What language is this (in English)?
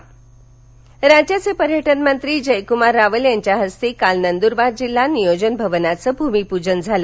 Marathi